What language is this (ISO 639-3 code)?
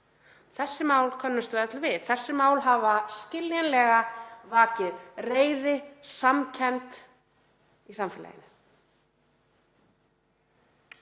isl